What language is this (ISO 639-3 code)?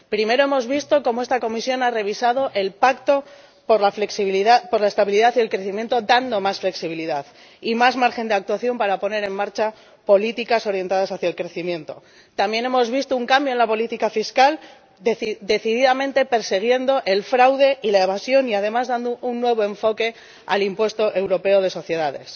spa